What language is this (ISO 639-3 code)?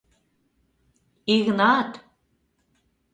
chm